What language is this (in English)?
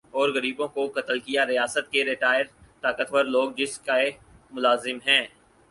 Urdu